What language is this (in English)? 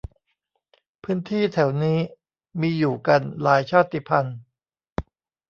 Thai